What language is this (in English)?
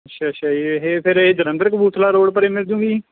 Punjabi